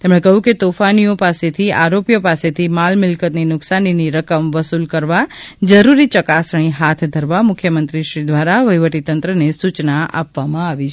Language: Gujarati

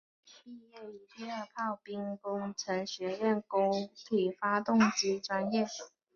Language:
Chinese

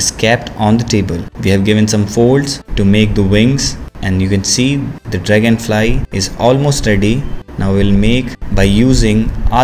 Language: English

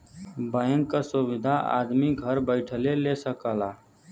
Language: Bhojpuri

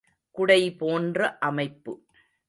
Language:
Tamil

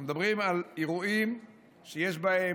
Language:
Hebrew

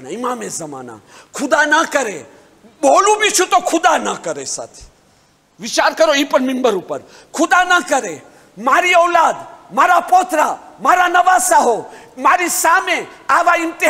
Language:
Arabic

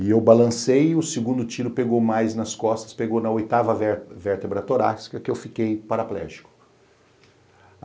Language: Portuguese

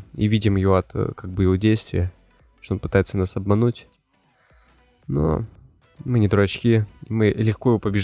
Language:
Russian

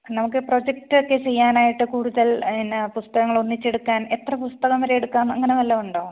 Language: Malayalam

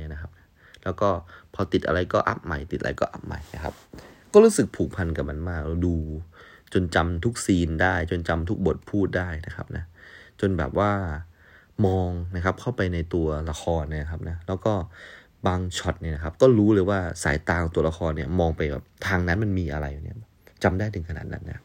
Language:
Thai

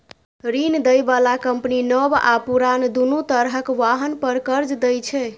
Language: Maithili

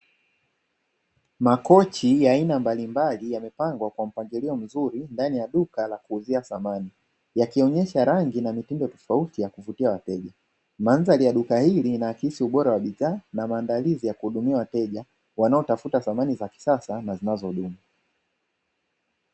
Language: Swahili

